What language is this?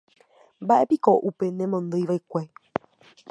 Guarani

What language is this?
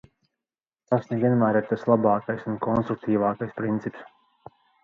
Latvian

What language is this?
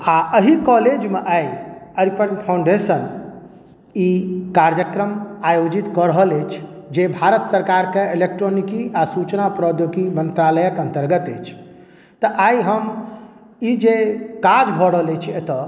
Maithili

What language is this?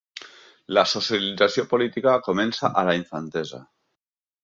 Catalan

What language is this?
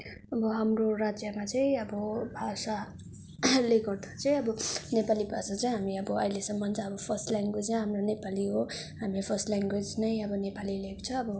Nepali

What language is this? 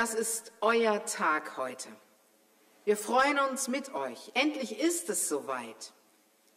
German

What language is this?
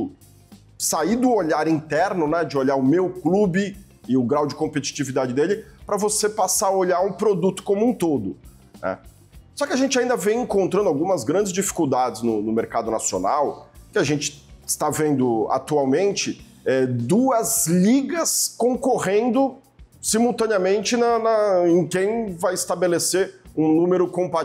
Portuguese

